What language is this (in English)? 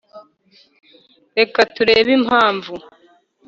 Kinyarwanda